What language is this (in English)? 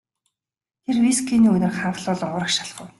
Mongolian